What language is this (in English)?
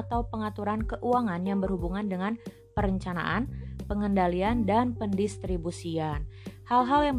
Indonesian